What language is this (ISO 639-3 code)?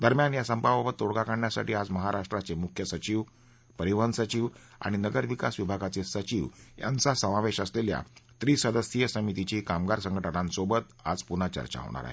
mar